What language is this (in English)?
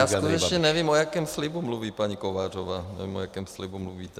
Czech